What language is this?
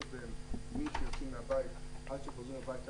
Hebrew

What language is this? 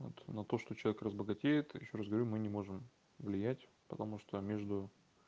Russian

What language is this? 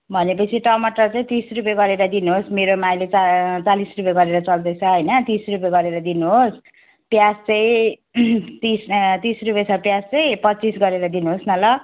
Nepali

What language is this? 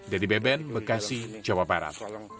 Indonesian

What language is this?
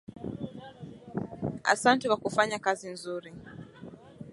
Swahili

